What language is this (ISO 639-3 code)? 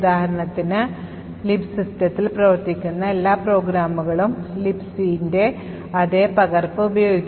mal